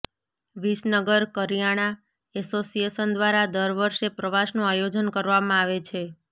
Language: Gujarati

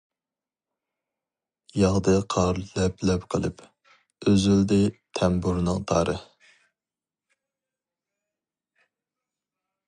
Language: Uyghur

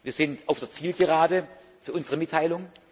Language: German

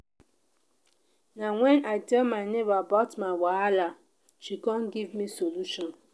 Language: Nigerian Pidgin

